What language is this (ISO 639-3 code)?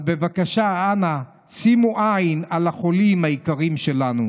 heb